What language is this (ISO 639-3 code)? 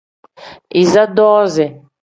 kdh